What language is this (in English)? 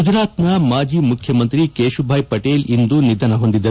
Kannada